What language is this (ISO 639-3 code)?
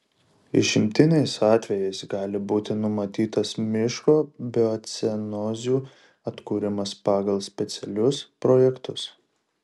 lit